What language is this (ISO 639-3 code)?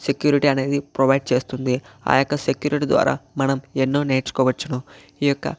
tel